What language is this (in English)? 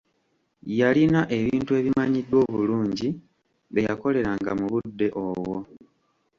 Ganda